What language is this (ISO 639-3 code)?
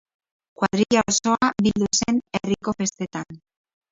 eus